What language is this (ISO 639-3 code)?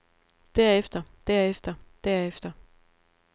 dan